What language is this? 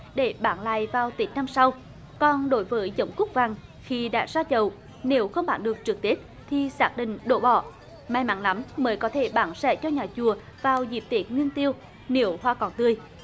Vietnamese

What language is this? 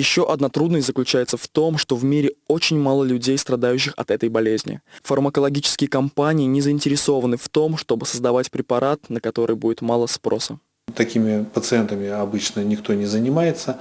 Russian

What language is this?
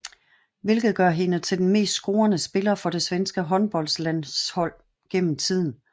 Danish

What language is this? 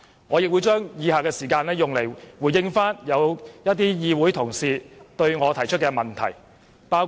Cantonese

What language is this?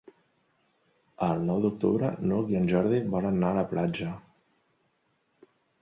Catalan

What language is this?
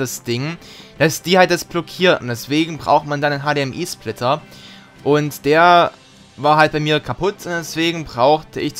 German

